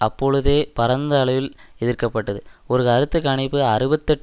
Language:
Tamil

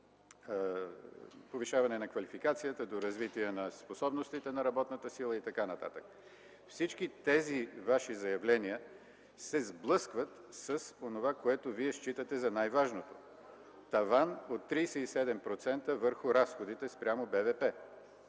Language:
Bulgarian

